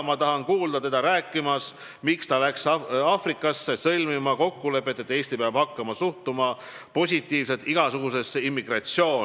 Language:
Estonian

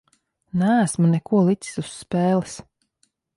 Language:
Latvian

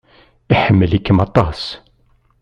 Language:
Kabyle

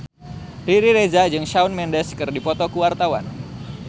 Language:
Sundanese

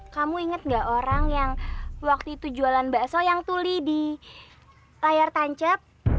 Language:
Indonesian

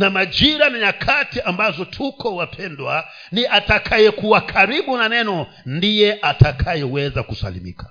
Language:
Swahili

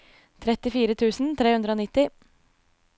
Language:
Norwegian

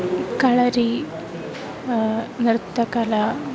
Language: Sanskrit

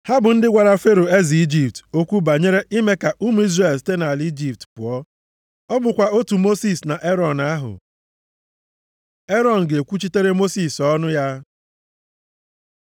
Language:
Igbo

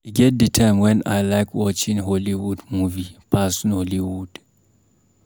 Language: Nigerian Pidgin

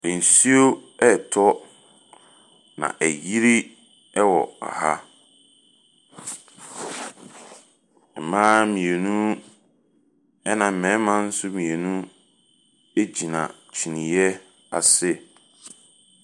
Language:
Akan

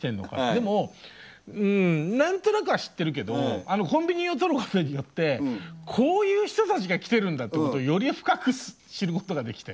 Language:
Japanese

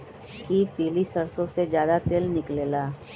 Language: Magahi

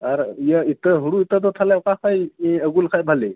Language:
Santali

